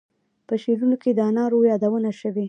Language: Pashto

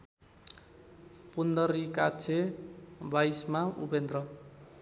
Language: Nepali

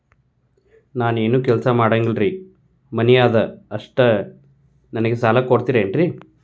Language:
Kannada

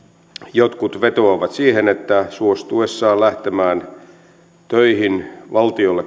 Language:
Finnish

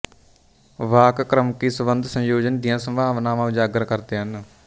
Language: Punjabi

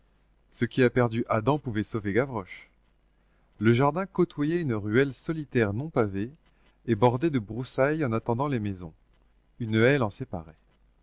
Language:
French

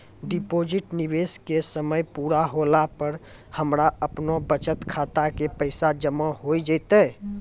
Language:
Maithili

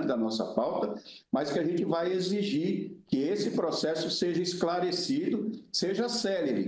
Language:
Portuguese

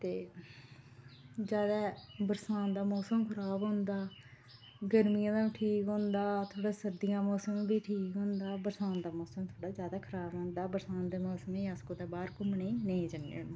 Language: Dogri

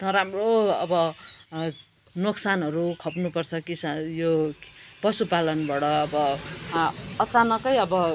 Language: Nepali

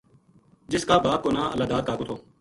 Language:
Gujari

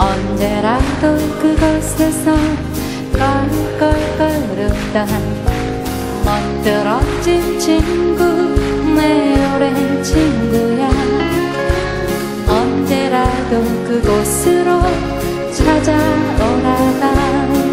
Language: Korean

